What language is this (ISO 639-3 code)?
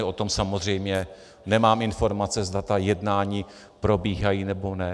ces